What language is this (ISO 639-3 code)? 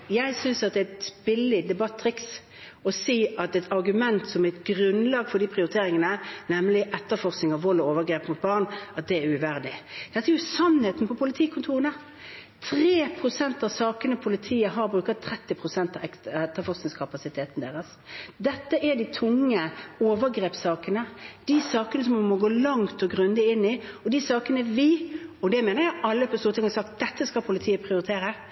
nob